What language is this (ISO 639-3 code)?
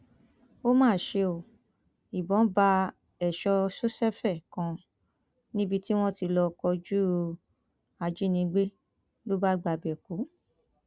yor